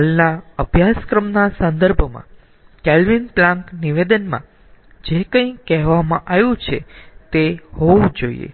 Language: Gujarati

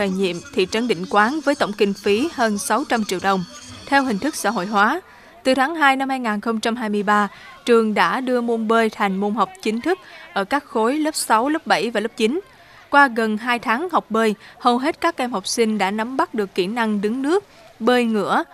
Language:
Vietnamese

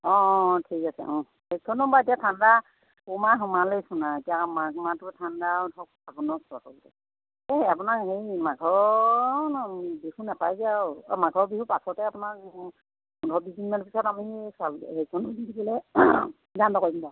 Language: Assamese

